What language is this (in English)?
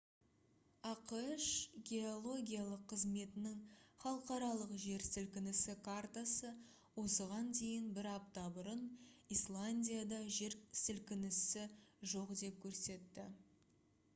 Kazakh